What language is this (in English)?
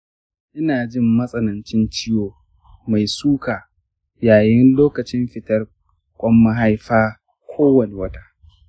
Hausa